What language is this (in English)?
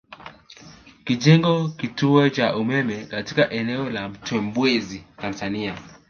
Swahili